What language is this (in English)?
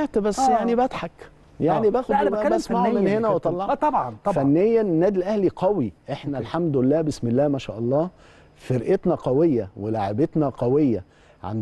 Arabic